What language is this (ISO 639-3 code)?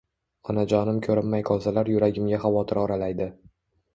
uzb